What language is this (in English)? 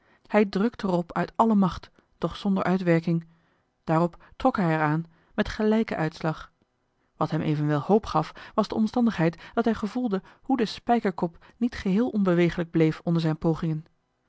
Dutch